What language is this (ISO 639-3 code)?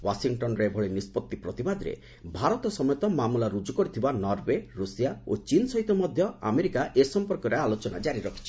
ori